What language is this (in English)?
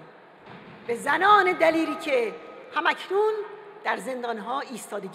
Persian